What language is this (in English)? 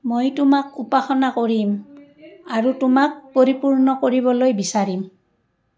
Assamese